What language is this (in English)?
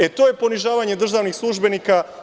Serbian